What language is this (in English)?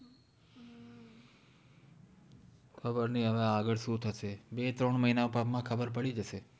Gujarati